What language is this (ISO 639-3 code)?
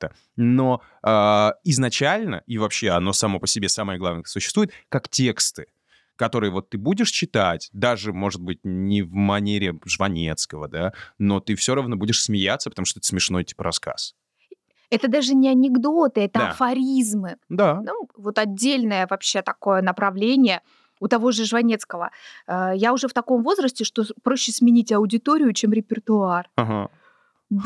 rus